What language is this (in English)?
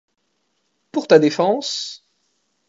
French